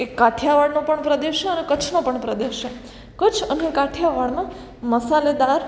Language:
Gujarati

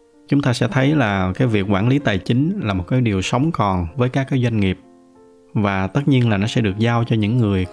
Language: Vietnamese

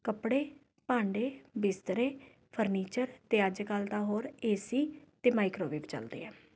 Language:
Punjabi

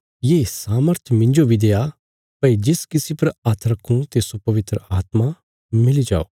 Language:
Bilaspuri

